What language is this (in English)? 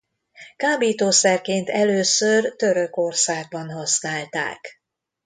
Hungarian